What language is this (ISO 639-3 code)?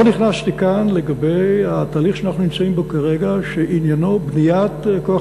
heb